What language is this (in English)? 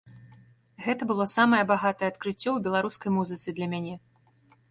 Belarusian